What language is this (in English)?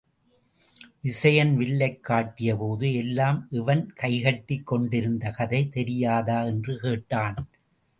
Tamil